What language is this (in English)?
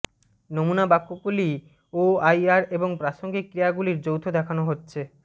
Bangla